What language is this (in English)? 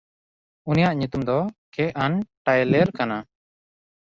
Santali